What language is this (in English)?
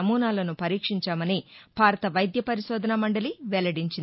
Telugu